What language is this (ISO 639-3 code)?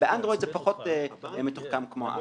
heb